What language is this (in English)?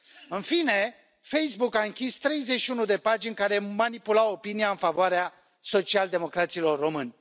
Romanian